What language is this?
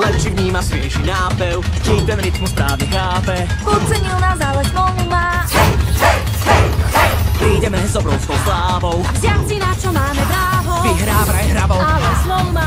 Polish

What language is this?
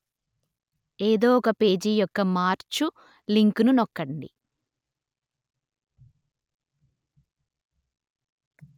Telugu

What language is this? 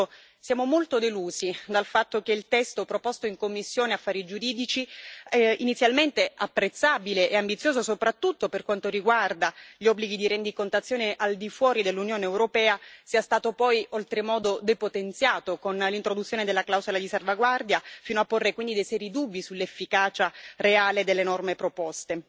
Italian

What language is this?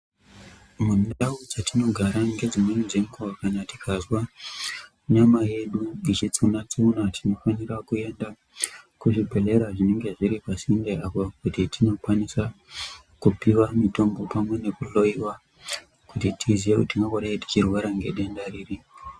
Ndau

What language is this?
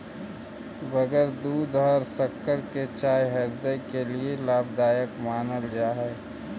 Magahi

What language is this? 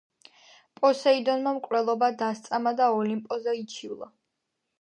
Georgian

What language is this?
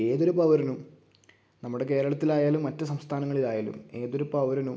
Malayalam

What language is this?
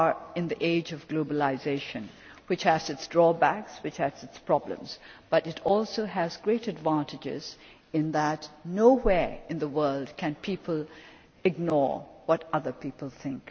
English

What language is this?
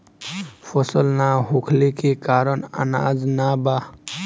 Bhojpuri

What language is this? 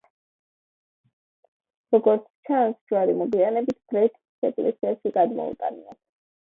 Georgian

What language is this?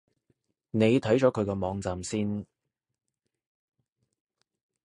Cantonese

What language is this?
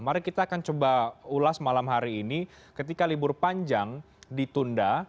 Indonesian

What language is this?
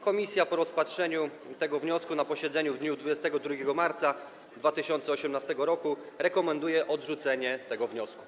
Polish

